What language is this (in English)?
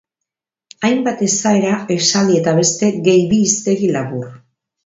Basque